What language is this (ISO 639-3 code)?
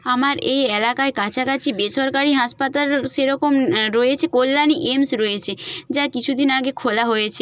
ben